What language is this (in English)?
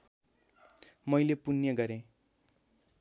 Nepali